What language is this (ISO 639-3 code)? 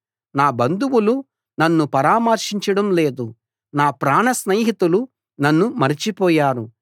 tel